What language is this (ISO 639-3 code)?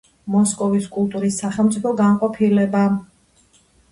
kat